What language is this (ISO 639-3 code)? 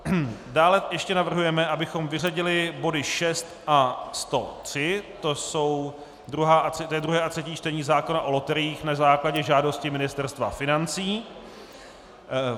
ces